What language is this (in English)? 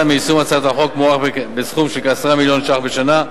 Hebrew